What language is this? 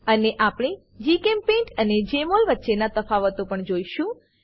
Gujarati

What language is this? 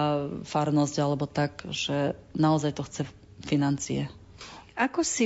Slovak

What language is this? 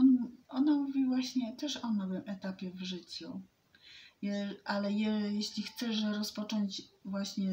Polish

